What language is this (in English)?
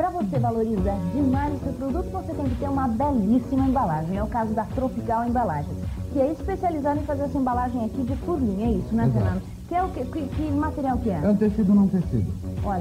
Portuguese